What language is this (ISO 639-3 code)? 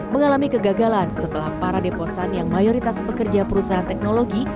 ind